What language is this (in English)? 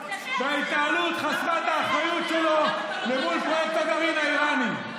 Hebrew